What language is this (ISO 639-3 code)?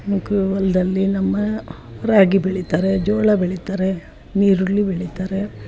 kan